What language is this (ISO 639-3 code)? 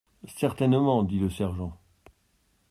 fra